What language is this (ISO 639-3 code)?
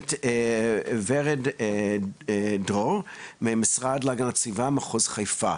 heb